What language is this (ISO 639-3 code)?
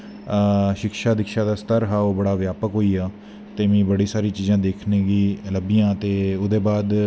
doi